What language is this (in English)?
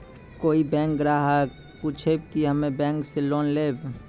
Maithili